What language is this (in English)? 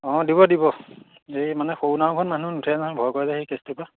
Assamese